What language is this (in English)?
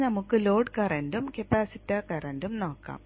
Malayalam